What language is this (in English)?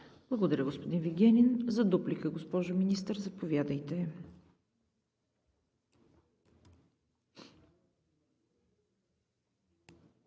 Bulgarian